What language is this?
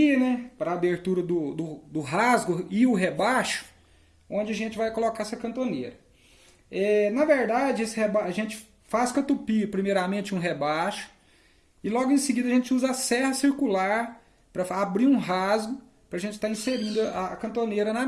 Portuguese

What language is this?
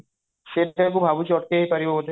Odia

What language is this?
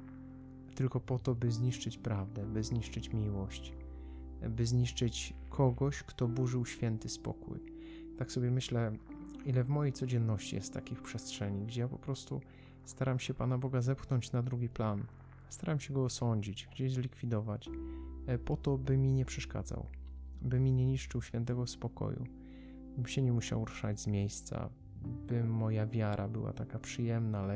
Polish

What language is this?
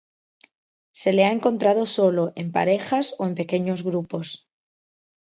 Spanish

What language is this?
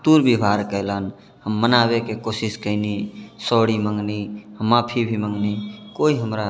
Maithili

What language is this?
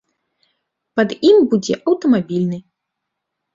Belarusian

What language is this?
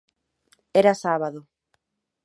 Galician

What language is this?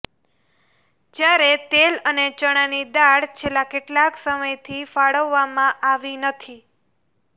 Gujarati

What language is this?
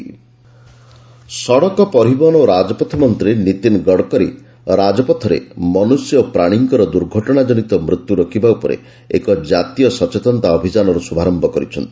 Odia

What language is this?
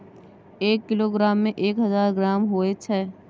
Maithili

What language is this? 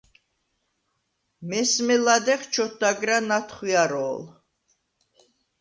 Svan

